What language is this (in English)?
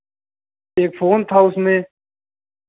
Hindi